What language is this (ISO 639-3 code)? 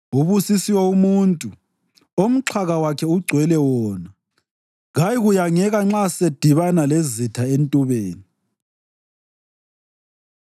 nde